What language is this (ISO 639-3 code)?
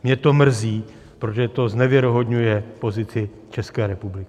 ces